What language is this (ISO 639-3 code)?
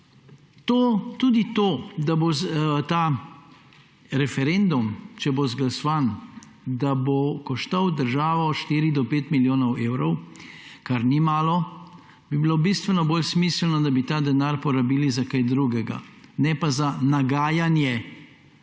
slv